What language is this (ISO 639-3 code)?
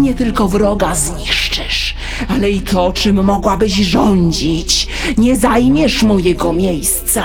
pol